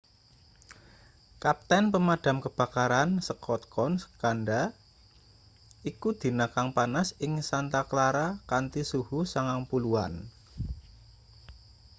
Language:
Javanese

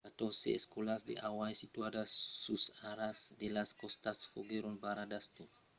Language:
Occitan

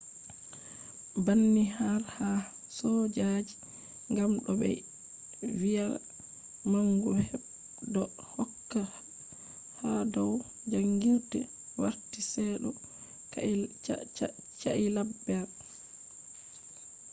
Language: Fula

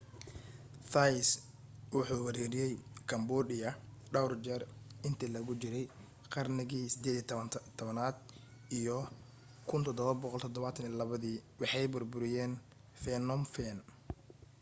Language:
Somali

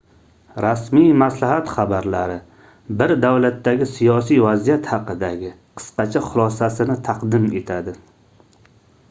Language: Uzbek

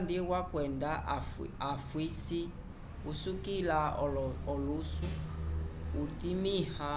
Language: Umbundu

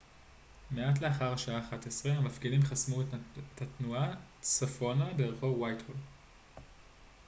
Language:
Hebrew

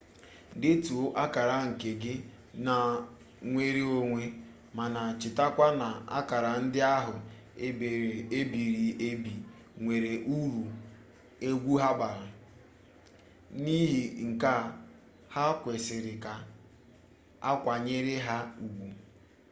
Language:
Igbo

